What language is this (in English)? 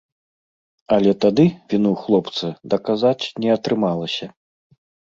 Belarusian